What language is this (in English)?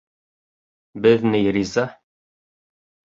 Bashkir